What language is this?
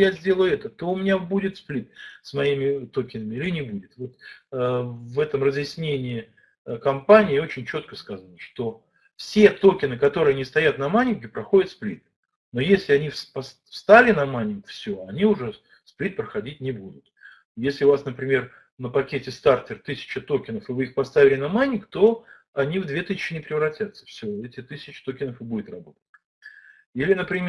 Russian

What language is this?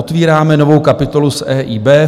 Czech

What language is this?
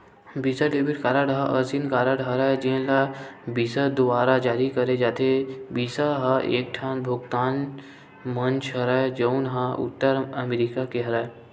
Chhattisgarhi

